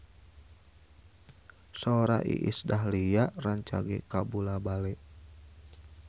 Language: Sundanese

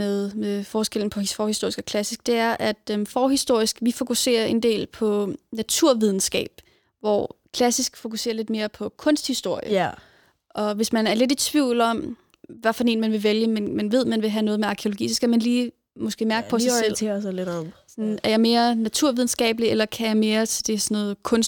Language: Danish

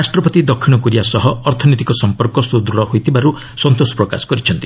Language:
Odia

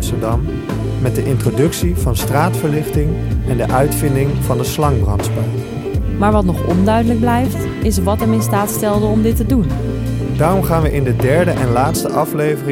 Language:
Dutch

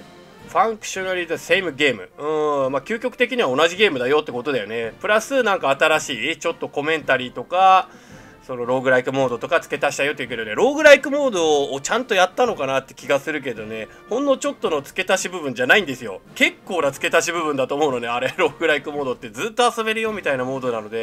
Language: Japanese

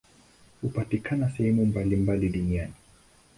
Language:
Swahili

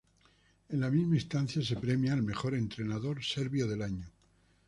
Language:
Spanish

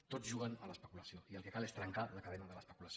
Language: Catalan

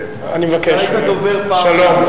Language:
Hebrew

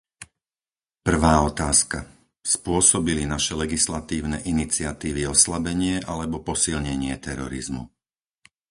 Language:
Slovak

